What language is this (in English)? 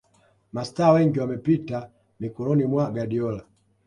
Swahili